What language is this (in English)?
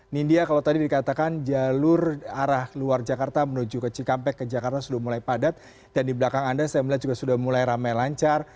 Indonesian